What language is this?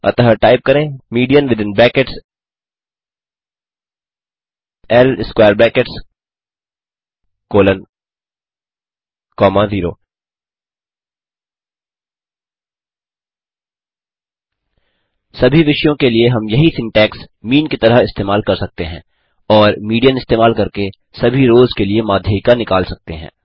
Hindi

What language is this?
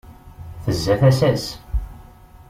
Kabyle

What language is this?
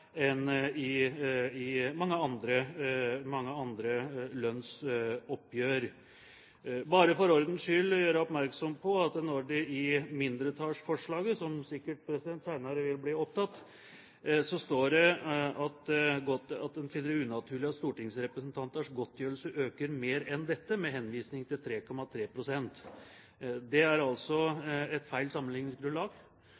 Norwegian Bokmål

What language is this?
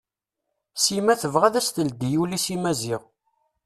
Kabyle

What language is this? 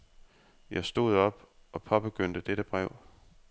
Danish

